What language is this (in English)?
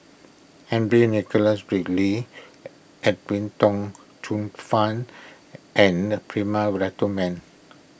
English